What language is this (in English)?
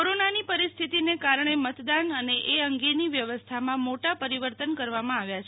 Gujarati